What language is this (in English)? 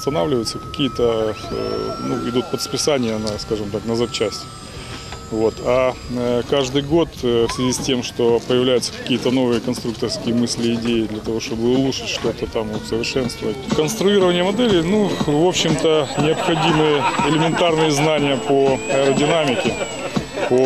Russian